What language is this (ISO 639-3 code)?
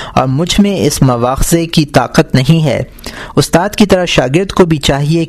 urd